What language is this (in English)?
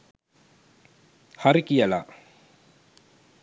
Sinhala